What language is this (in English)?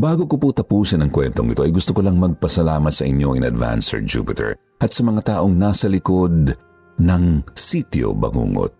Filipino